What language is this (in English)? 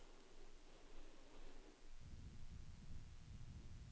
Danish